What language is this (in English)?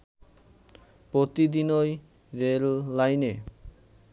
Bangla